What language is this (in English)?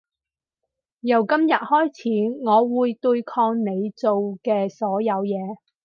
Cantonese